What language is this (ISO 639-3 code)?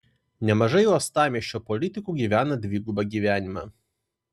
lit